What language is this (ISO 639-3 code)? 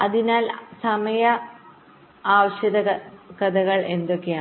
mal